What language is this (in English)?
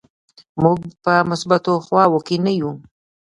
Pashto